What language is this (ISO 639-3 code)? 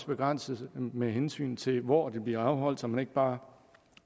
dan